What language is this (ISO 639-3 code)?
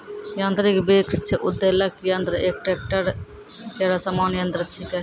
mai